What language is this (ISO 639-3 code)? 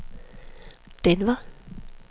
dan